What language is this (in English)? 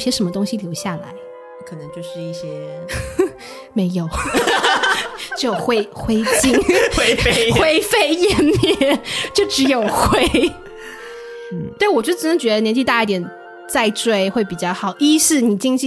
Chinese